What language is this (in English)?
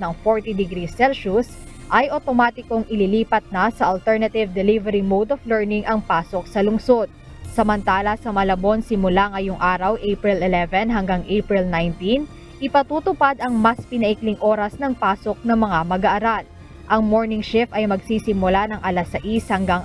Filipino